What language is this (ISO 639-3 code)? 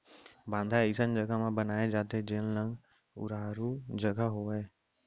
hne